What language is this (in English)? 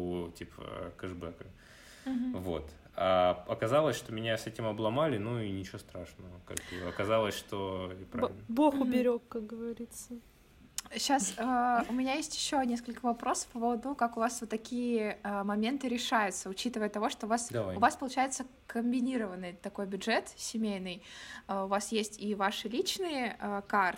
Russian